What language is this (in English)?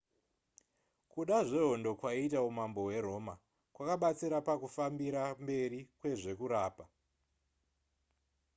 Shona